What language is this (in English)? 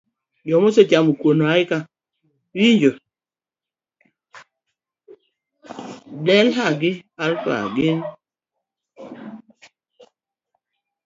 Luo (Kenya and Tanzania)